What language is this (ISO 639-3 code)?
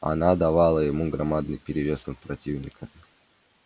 rus